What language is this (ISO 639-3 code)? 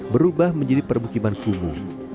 ind